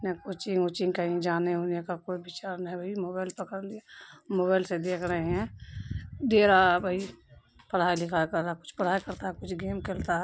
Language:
Urdu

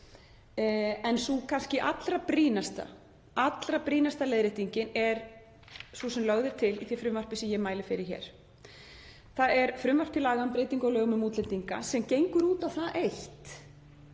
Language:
Icelandic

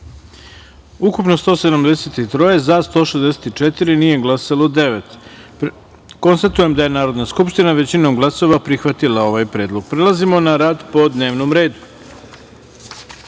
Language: Serbian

